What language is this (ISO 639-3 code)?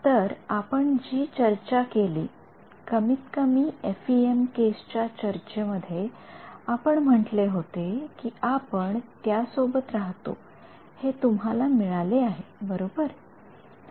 mar